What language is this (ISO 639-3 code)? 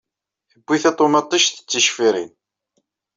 kab